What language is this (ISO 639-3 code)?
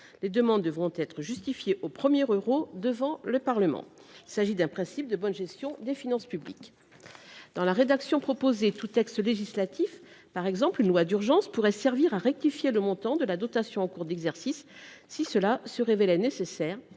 fra